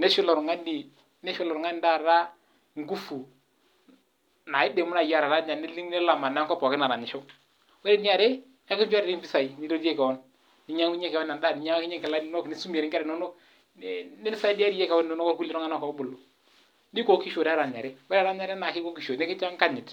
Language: Masai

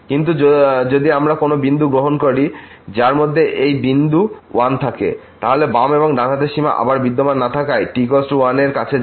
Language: Bangla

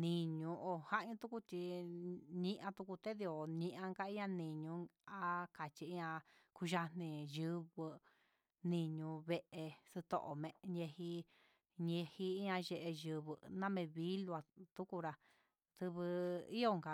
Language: Huitepec Mixtec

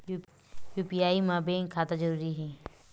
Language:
Chhattisgarhi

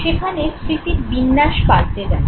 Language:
Bangla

